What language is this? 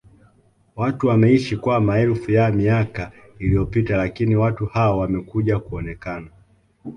Swahili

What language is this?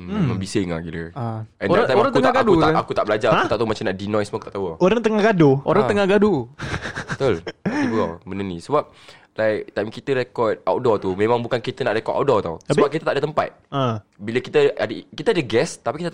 Malay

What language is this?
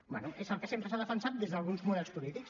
Catalan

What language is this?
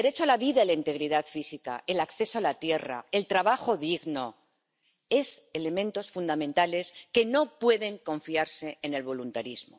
Spanish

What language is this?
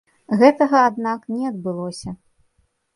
Belarusian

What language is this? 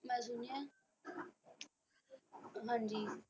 Punjabi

